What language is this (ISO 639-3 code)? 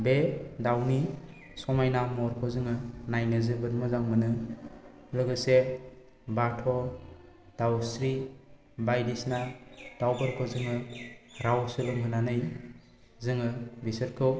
brx